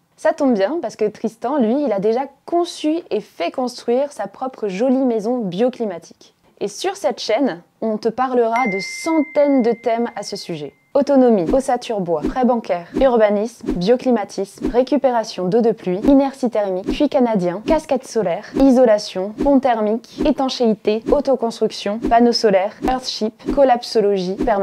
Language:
French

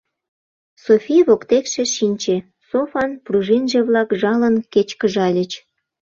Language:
Mari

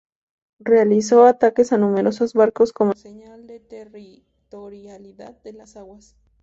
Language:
Spanish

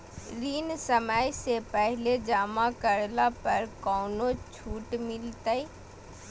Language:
Magahi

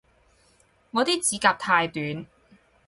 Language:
Cantonese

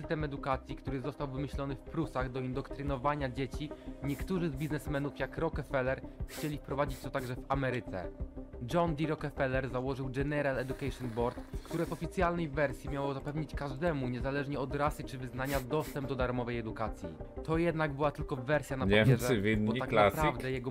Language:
Polish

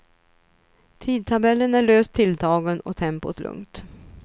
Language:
Swedish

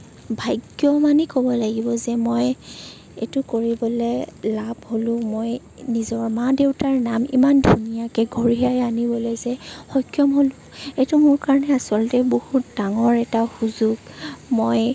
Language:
Assamese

